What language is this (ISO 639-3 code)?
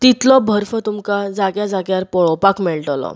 kok